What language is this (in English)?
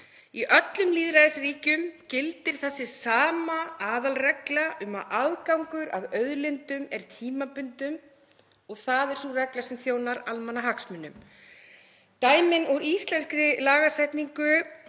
Icelandic